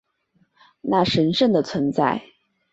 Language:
Chinese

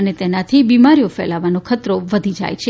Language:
Gujarati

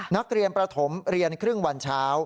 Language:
Thai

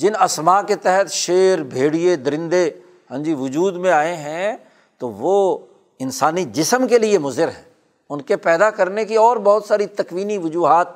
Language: Urdu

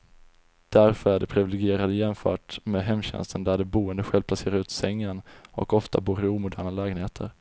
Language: Swedish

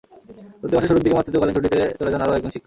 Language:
Bangla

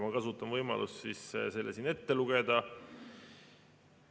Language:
Estonian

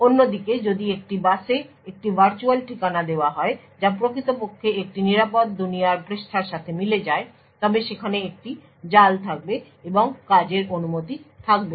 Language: Bangla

